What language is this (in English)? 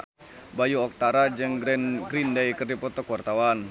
Sundanese